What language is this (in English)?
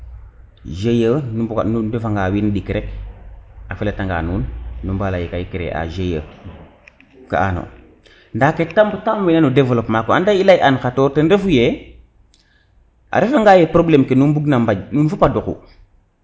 Serer